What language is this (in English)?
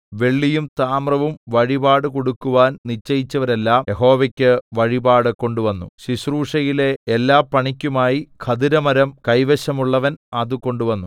Malayalam